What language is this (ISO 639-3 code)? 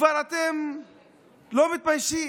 heb